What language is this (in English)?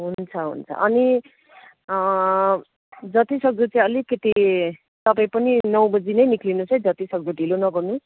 Nepali